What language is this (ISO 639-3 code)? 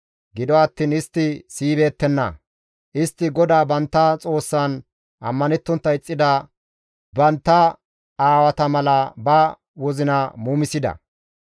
gmv